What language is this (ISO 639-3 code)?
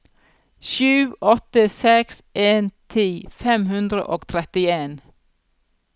nor